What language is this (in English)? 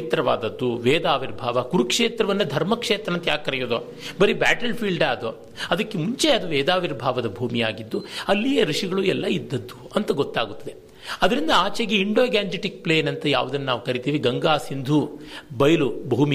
Kannada